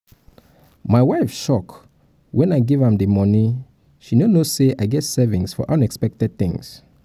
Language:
Nigerian Pidgin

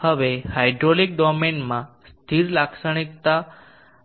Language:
Gujarati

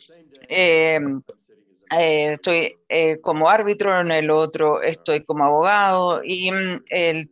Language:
Spanish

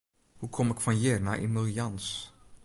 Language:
Western Frisian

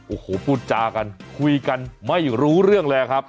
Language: Thai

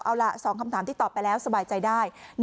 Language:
Thai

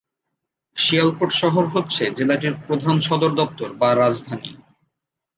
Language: Bangla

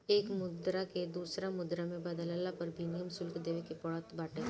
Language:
Bhojpuri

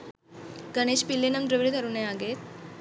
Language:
Sinhala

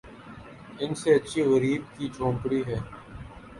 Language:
Urdu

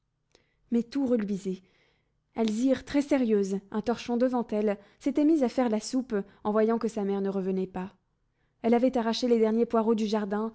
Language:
French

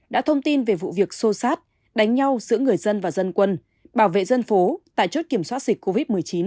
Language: Vietnamese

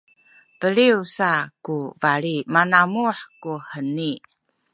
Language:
Sakizaya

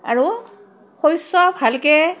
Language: Assamese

